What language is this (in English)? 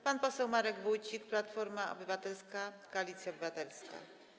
Polish